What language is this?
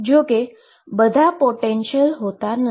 Gujarati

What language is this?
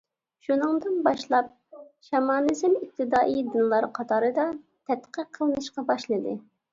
Uyghur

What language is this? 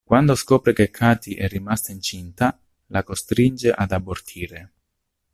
Italian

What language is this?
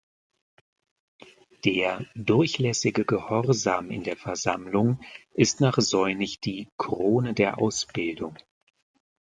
German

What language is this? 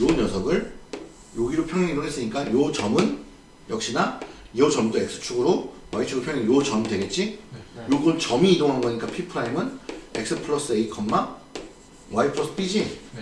Korean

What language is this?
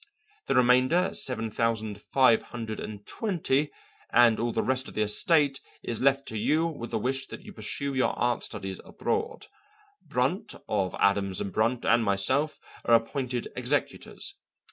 English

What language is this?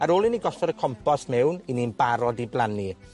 Welsh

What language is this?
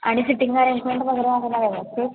Marathi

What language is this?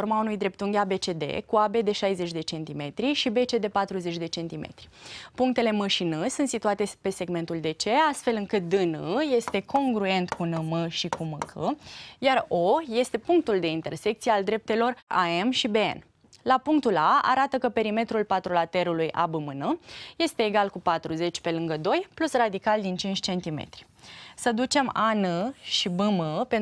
Romanian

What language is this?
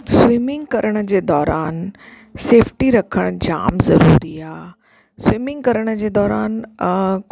Sindhi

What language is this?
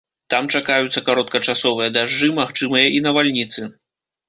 Belarusian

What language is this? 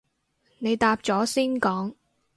Cantonese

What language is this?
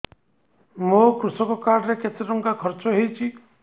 Odia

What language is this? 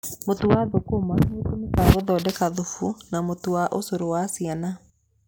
Kikuyu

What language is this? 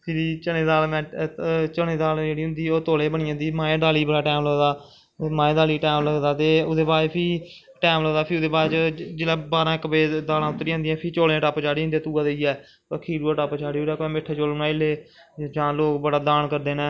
Dogri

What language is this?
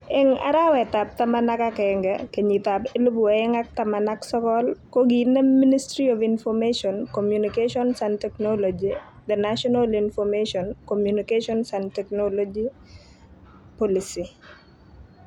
Kalenjin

